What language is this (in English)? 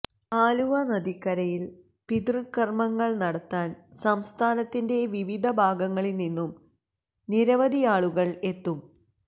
Malayalam